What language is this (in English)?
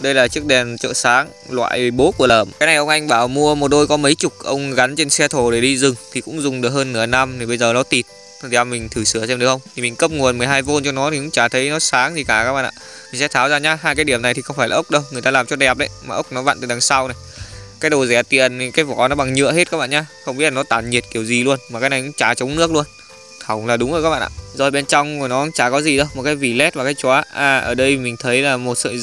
Vietnamese